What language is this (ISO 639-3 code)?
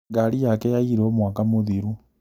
kik